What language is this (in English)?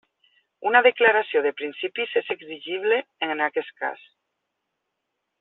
Catalan